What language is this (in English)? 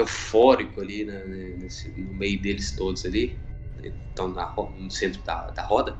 Portuguese